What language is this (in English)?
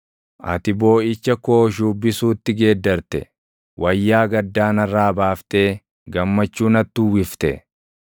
Oromo